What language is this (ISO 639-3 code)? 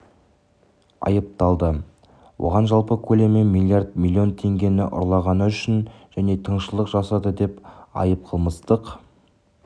kaz